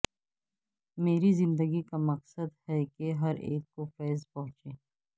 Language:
Urdu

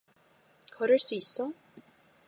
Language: Korean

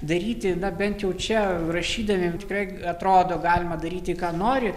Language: Lithuanian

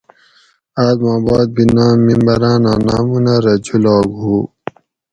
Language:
Gawri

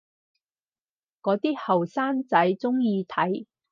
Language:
Cantonese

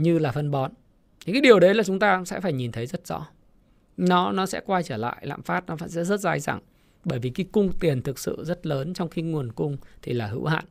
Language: Vietnamese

